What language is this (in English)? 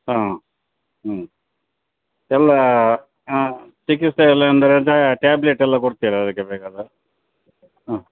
Kannada